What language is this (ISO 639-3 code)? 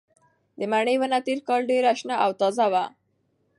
pus